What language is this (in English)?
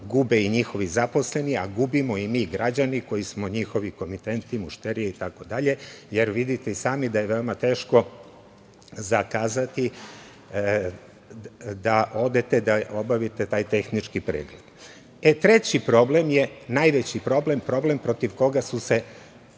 Serbian